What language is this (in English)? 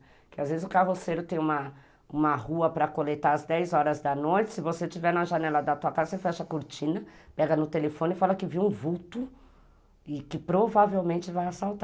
Portuguese